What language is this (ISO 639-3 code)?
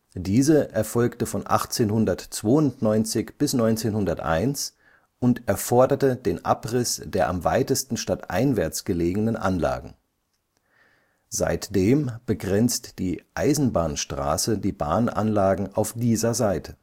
deu